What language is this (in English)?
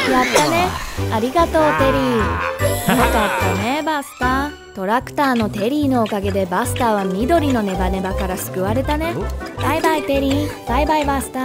Japanese